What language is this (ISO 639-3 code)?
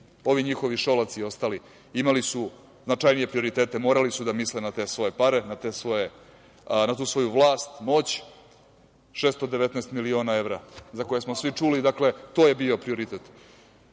srp